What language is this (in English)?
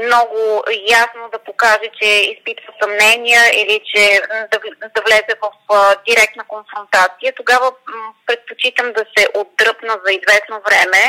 Bulgarian